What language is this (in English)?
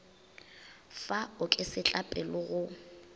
Northern Sotho